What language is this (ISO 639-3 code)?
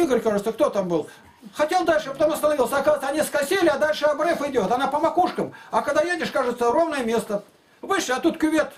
rus